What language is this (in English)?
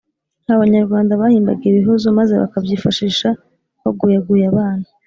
Kinyarwanda